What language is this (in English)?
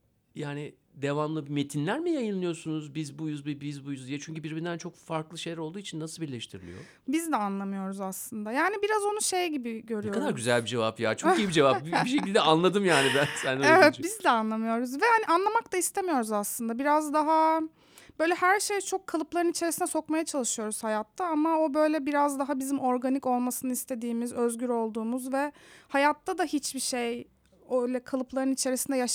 Turkish